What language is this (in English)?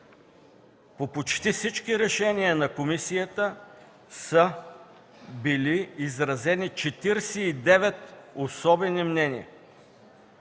Bulgarian